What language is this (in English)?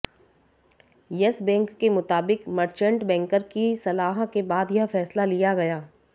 Hindi